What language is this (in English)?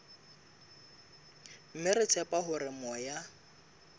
Southern Sotho